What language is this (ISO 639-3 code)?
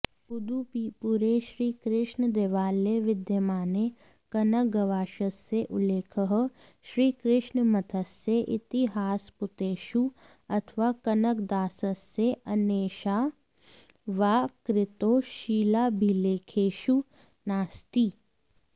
san